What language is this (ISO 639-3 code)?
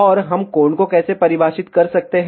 hin